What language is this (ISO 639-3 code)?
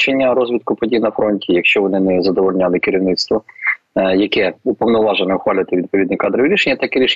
ukr